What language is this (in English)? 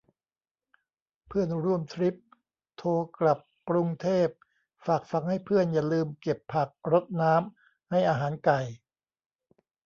Thai